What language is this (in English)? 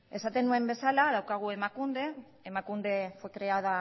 Basque